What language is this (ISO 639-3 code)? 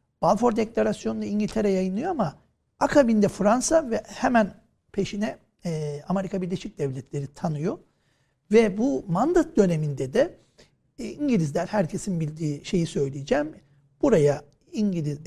tur